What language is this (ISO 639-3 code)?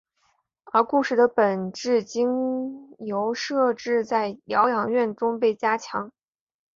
zho